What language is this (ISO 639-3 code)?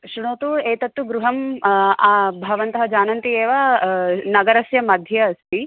san